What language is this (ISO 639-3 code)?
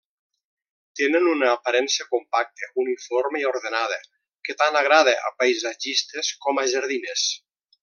cat